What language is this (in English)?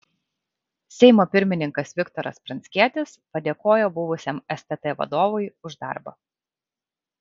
Lithuanian